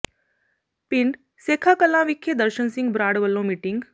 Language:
Punjabi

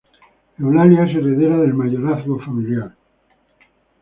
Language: Spanish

